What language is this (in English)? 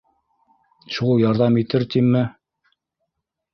Bashkir